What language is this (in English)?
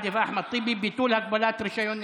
Hebrew